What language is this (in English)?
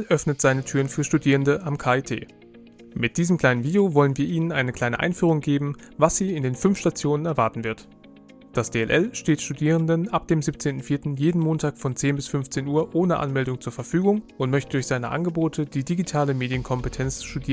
German